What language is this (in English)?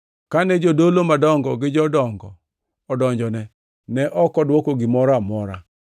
Luo (Kenya and Tanzania)